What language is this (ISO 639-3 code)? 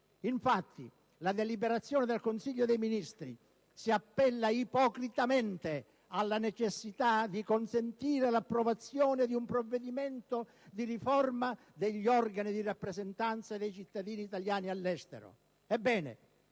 ita